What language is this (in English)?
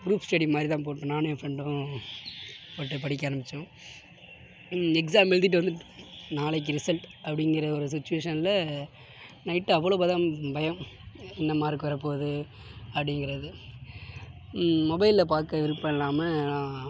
Tamil